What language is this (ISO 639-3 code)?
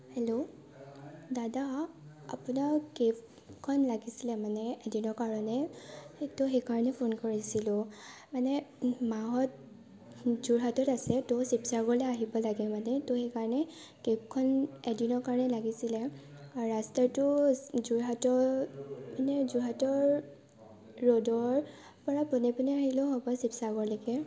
asm